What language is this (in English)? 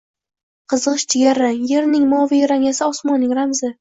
Uzbek